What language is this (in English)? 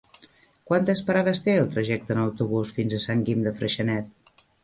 Catalan